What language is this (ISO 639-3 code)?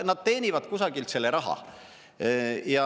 est